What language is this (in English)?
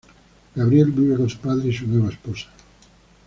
Spanish